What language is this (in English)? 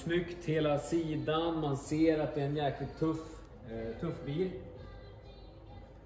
Swedish